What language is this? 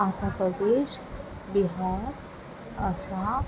Urdu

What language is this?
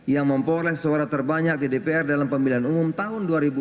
Indonesian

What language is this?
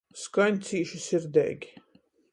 Latgalian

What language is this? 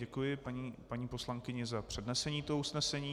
Czech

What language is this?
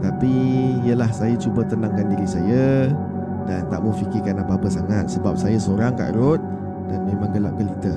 Malay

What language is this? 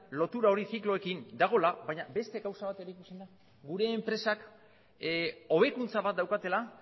Basque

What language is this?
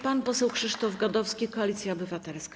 Polish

